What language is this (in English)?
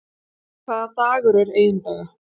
Icelandic